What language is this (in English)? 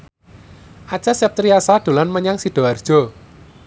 Javanese